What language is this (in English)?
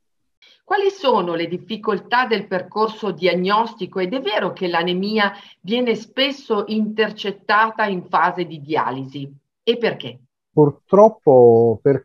Italian